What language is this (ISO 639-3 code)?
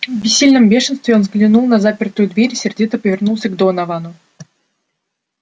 rus